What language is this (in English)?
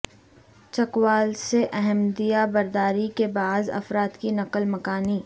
Urdu